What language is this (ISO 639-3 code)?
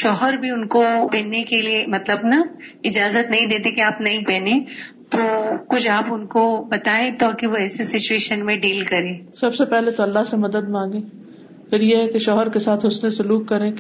urd